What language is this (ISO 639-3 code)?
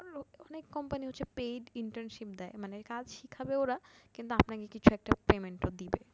ben